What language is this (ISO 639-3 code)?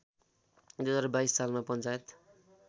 nep